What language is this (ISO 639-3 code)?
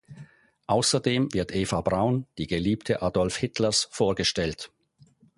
deu